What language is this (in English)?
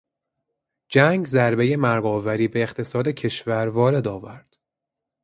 Persian